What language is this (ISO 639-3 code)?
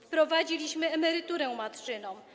pol